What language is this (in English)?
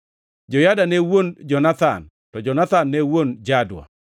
Luo (Kenya and Tanzania)